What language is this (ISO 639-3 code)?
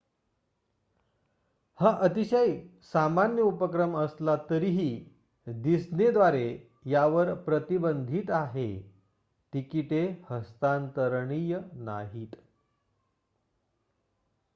mar